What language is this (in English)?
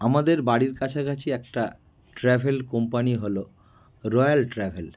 Bangla